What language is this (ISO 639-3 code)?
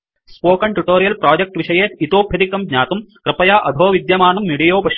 san